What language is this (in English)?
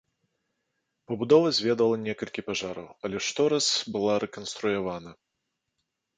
Belarusian